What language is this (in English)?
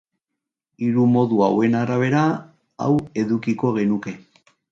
Basque